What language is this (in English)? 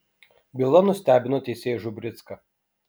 Lithuanian